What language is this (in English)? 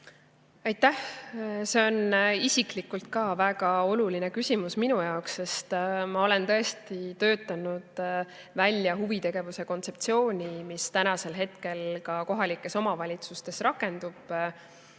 Estonian